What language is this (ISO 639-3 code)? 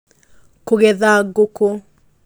kik